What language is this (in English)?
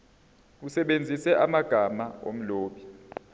Zulu